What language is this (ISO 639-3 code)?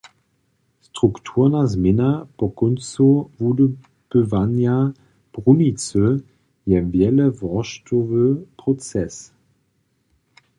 hsb